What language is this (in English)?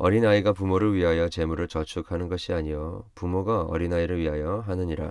Korean